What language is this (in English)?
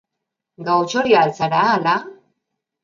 Basque